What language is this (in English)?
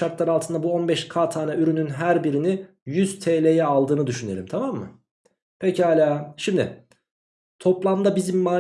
Turkish